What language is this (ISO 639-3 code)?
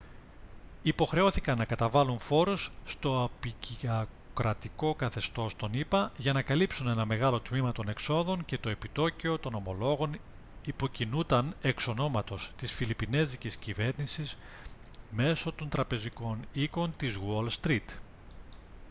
ell